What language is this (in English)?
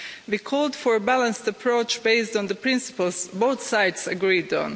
English